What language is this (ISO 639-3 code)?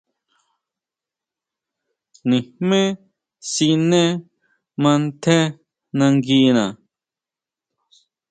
mau